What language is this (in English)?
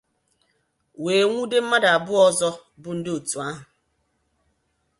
Igbo